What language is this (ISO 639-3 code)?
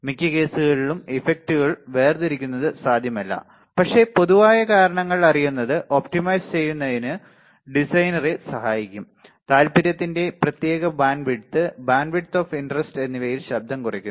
mal